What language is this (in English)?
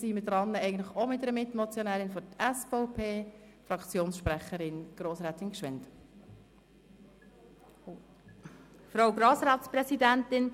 Swiss German